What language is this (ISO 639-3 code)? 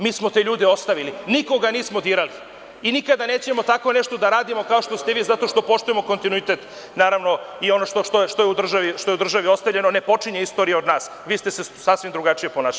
srp